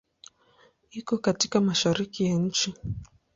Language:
Swahili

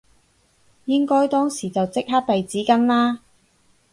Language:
Cantonese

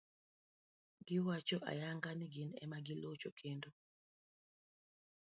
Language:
Luo (Kenya and Tanzania)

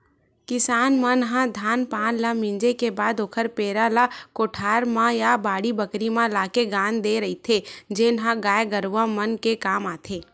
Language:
Chhattisgarhi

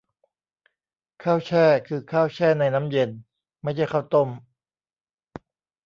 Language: Thai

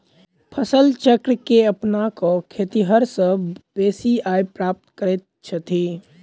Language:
Maithili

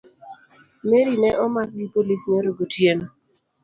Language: Luo (Kenya and Tanzania)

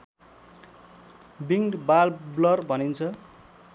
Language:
Nepali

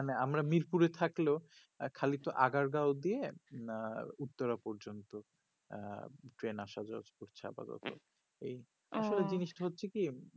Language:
Bangla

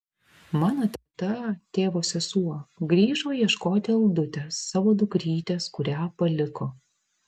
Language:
Lithuanian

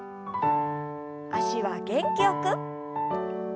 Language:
Japanese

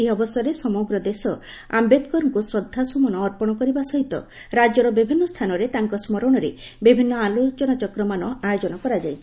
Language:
Odia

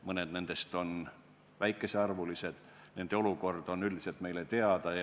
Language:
Estonian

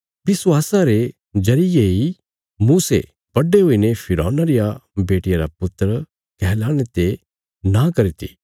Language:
Bilaspuri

